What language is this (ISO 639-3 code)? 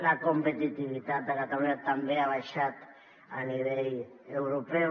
cat